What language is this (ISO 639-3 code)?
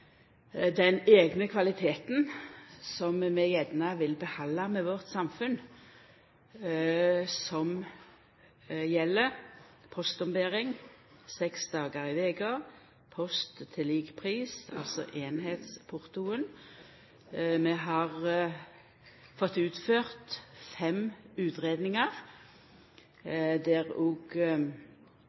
nno